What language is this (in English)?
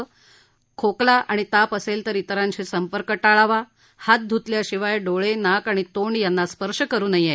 Marathi